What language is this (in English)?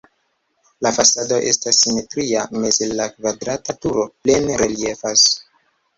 Esperanto